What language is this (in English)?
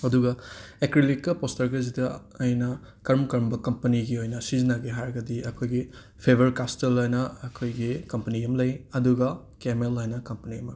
Manipuri